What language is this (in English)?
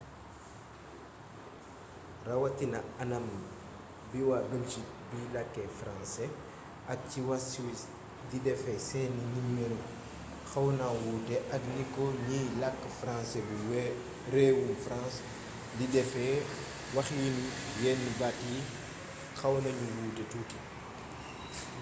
Wolof